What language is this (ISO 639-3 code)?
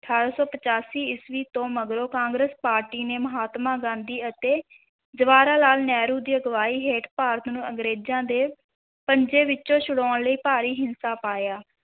pan